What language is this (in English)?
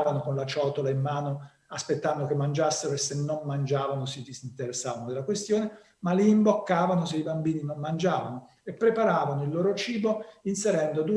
Italian